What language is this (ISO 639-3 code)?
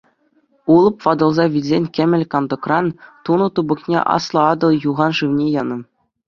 chv